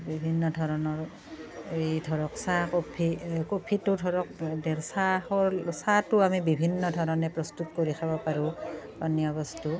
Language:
Assamese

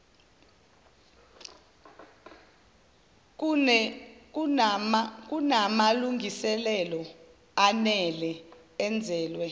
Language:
Zulu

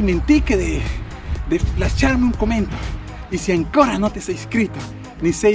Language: Spanish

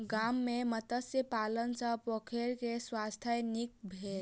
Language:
Maithili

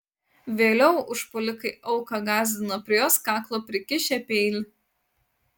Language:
Lithuanian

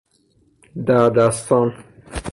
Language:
Persian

